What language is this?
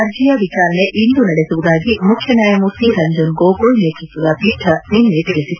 Kannada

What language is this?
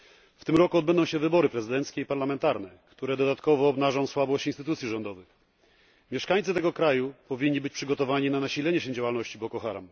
Polish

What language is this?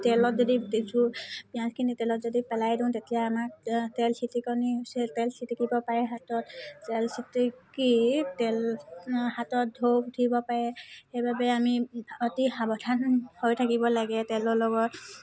Assamese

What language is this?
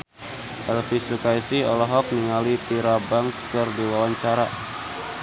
Sundanese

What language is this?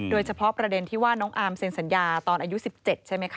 Thai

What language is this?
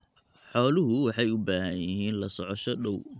Somali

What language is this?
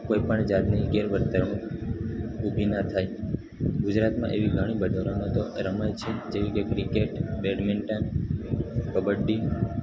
Gujarati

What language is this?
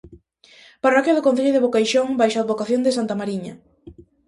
Galician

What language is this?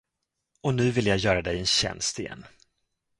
Swedish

